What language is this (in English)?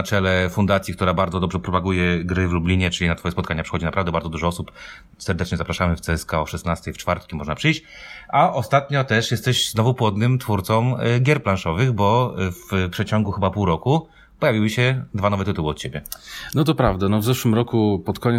Polish